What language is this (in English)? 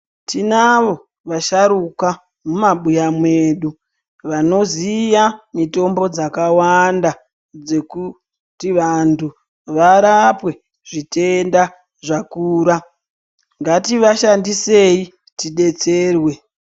Ndau